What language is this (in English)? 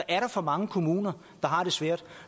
Danish